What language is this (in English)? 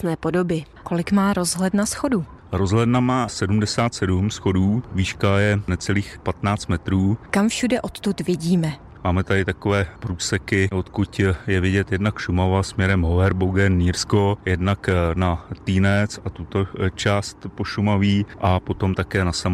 Czech